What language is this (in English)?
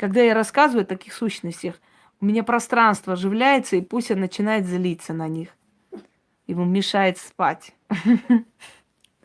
Russian